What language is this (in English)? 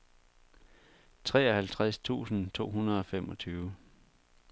Danish